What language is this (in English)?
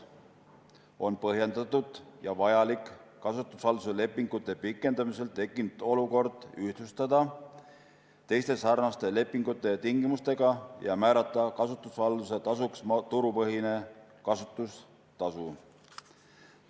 Estonian